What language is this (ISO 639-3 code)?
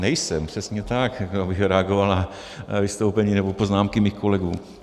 ces